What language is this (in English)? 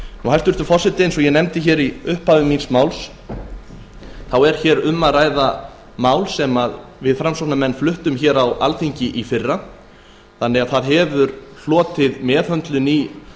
Icelandic